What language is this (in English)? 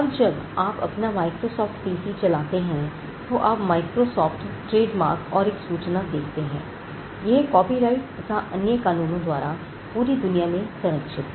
Hindi